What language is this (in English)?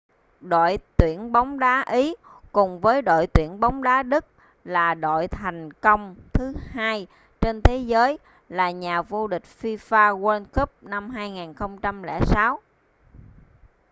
Vietnamese